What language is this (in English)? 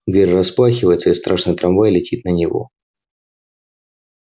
Russian